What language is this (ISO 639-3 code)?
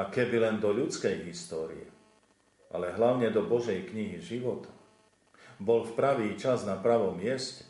slk